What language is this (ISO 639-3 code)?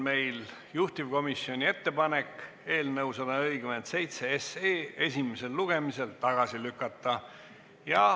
est